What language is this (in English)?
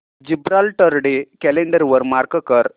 Marathi